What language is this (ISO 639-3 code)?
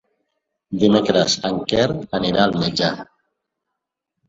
cat